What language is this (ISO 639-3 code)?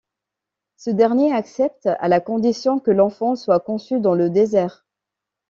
fra